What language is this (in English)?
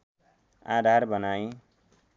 Nepali